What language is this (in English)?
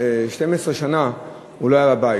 Hebrew